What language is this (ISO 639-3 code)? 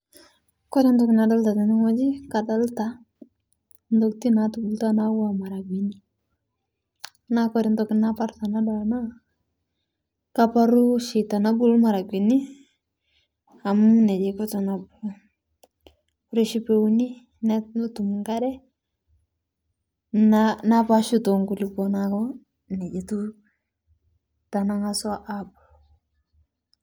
mas